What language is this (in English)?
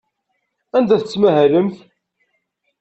Kabyle